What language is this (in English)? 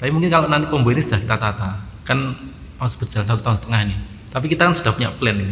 Indonesian